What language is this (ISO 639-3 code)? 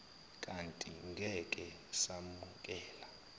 zul